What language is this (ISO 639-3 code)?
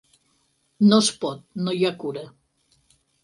cat